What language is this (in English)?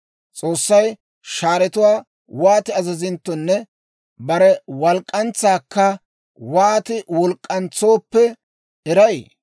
Dawro